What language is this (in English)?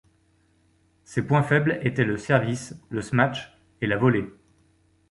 French